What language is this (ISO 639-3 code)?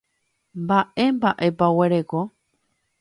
grn